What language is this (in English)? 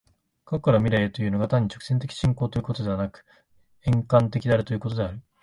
Japanese